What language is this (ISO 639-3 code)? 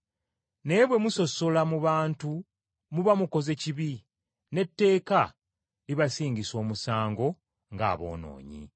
lug